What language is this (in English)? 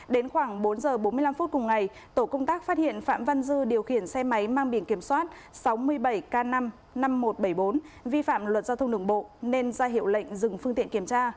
Vietnamese